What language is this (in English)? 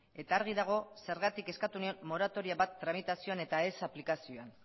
Basque